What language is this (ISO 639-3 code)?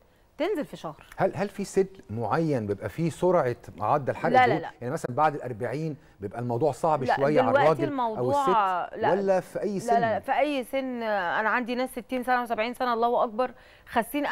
ara